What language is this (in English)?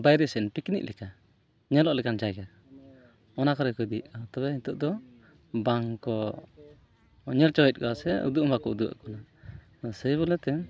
Santali